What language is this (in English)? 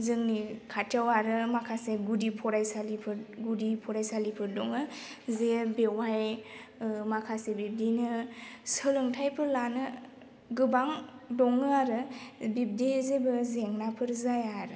Bodo